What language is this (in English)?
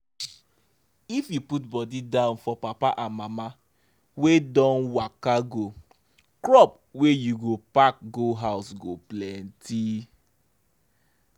Nigerian Pidgin